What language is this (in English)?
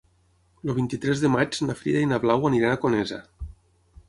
Catalan